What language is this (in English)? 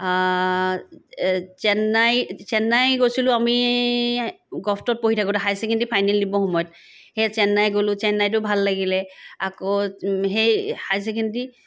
Assamese